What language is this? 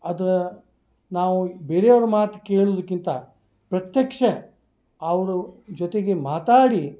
Kannada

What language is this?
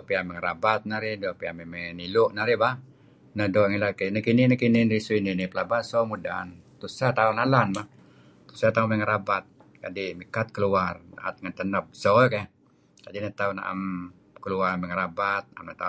Kelabit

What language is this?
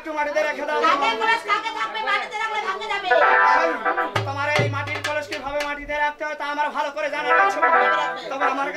Bangla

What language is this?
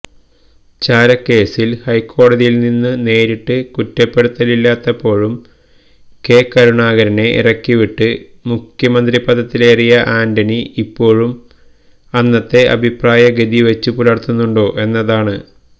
Malayalam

